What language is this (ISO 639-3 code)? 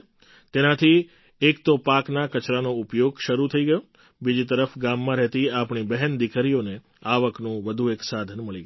guj